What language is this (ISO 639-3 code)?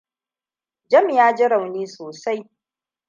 hau